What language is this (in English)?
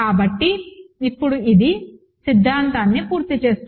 Telugu